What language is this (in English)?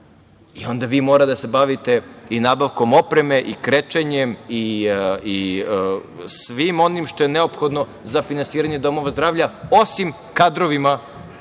Serbian